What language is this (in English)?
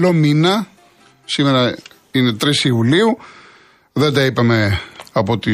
Greek